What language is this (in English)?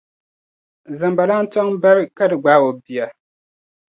Dagbani